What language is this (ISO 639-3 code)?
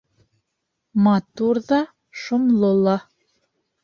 bak